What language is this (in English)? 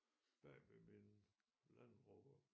Danish